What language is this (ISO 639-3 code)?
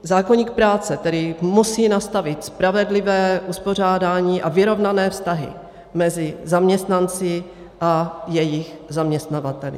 ces